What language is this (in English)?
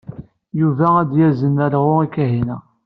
Kabyle